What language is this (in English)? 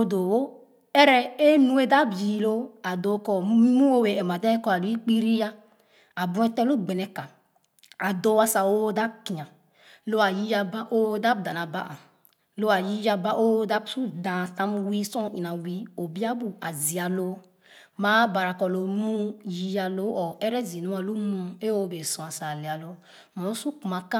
Khana